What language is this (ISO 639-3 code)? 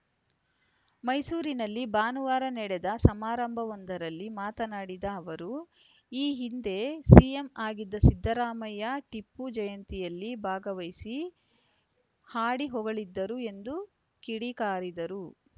kan